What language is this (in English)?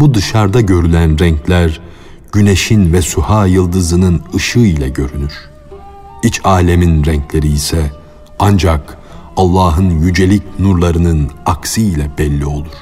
Turkish